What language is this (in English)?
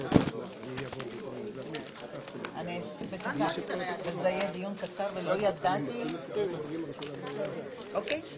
Hebrew